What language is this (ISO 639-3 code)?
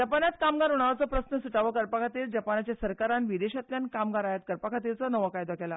kok